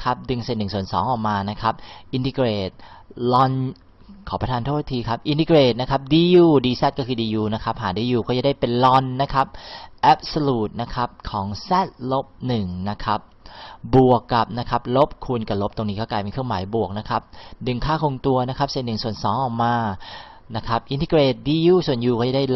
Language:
Thai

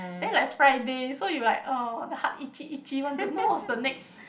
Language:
English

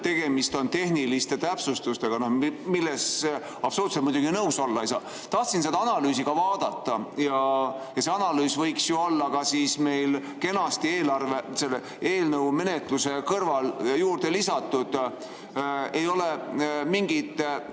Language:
Estonian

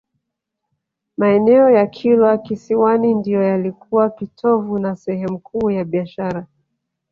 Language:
Swahili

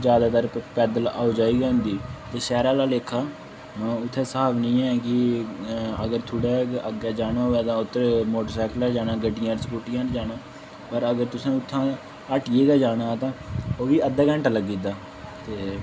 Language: Dogri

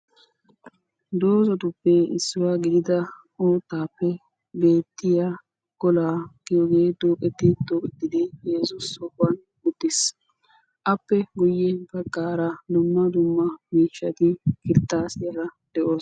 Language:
Wolaytta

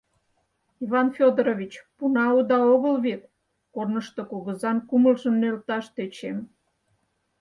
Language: Mari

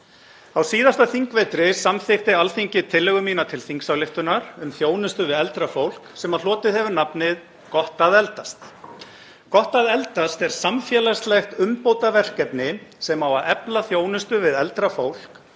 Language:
Icelandic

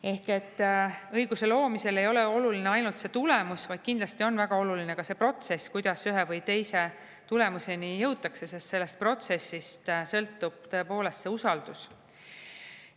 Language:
Estonian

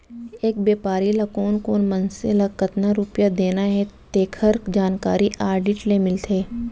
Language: Chhattisgarhi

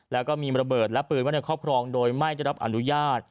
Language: Thai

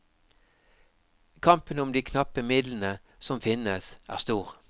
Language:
Norwegian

